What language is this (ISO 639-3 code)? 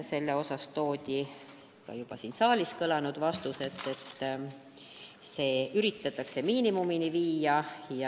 est